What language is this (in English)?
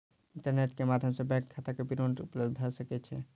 Maithili